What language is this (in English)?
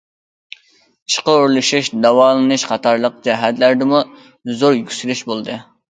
Uyghur